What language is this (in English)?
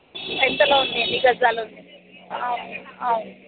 Telugu